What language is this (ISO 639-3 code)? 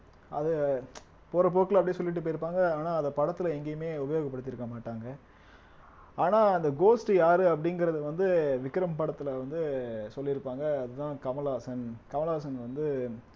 tam